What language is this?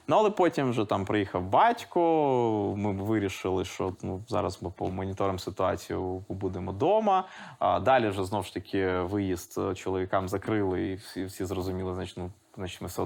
Ukrainian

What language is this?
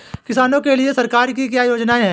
Hindi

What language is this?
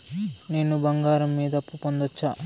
Telugu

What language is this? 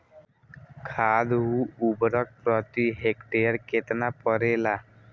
Bhojpuri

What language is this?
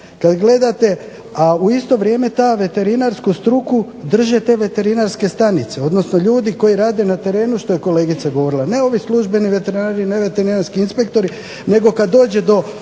Croatian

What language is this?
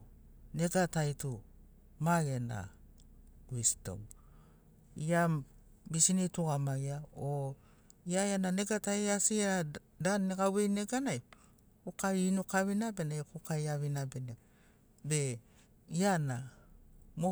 Sinaugoro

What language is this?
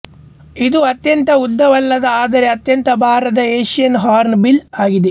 Kannada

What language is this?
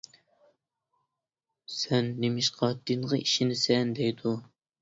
Uyghur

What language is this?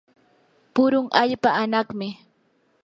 Yanahuanca Pasco Quechua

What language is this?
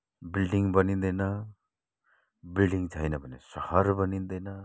Nepali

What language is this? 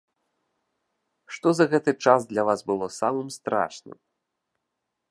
Belarusian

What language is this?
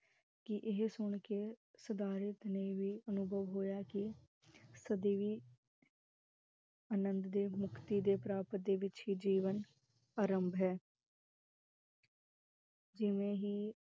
Punjabi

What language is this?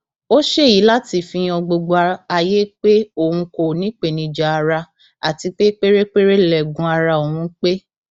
Yoruba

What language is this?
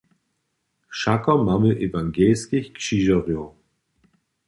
Upper Sorbian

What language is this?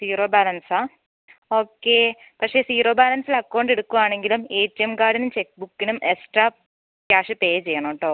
Malayalam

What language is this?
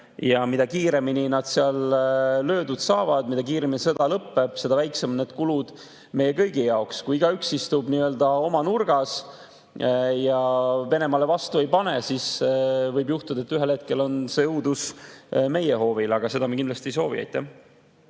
Estonian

